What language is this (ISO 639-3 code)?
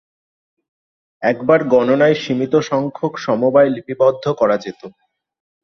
ben